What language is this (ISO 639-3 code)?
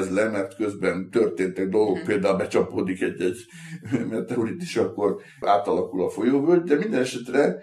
hun